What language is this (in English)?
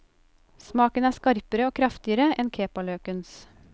Norwegian